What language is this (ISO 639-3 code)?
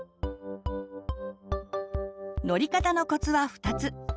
jpn